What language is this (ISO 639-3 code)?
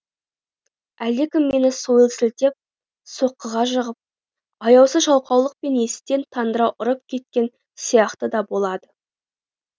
kaz